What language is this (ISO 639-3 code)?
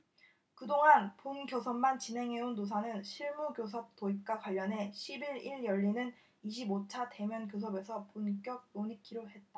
kor